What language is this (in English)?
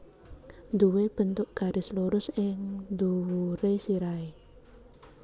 Javanese